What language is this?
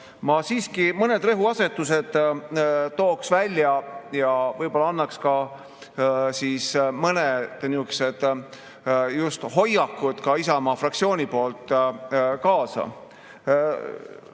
Estonian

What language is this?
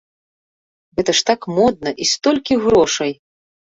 Belarusian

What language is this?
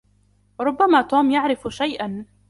Arabic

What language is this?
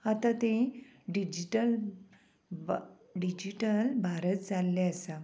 Konkani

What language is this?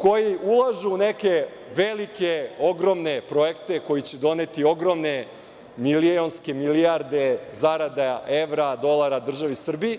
Serbian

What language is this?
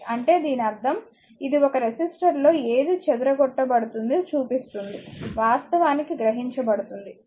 Telugu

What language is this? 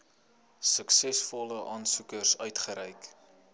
Afrikaans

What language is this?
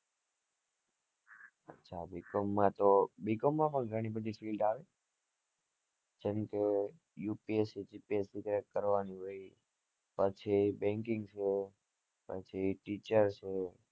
Gujarati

